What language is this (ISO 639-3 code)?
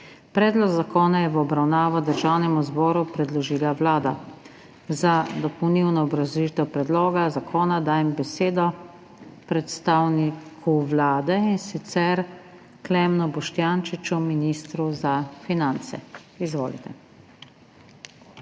slv